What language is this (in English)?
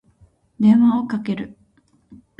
Japanese